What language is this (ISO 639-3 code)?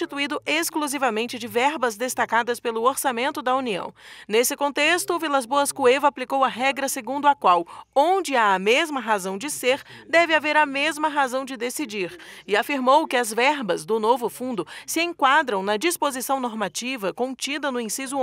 por